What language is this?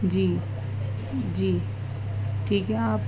Urdu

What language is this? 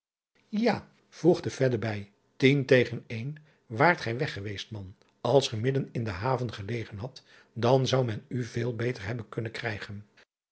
Dutch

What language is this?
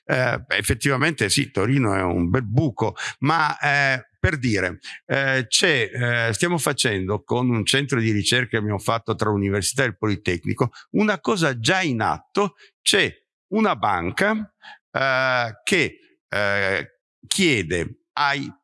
Italian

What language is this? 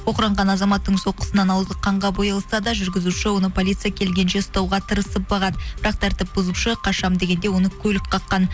Kazakh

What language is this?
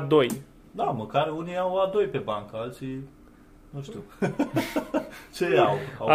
Romanian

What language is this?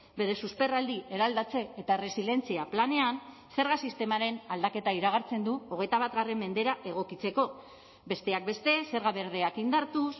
Basque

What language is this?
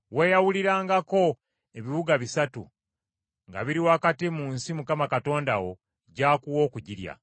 Ganda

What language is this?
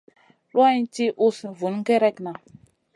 Masana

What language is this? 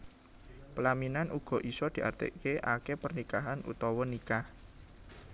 Javanese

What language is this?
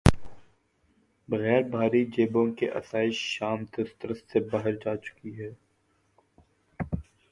Urdu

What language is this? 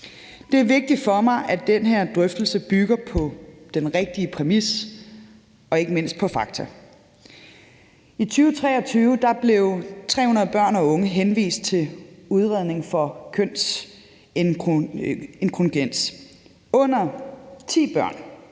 Danish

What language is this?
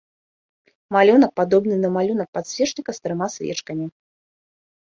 Belarusian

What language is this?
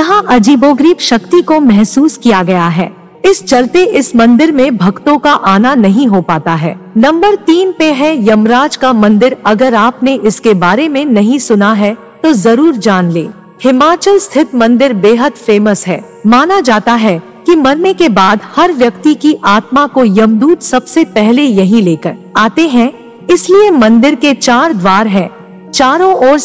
Hindi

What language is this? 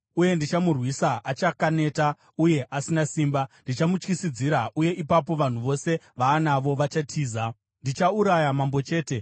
Shona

